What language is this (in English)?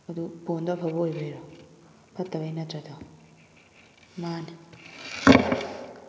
Manipuri